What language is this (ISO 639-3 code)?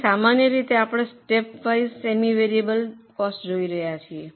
guj